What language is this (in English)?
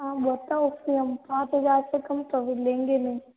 Hindi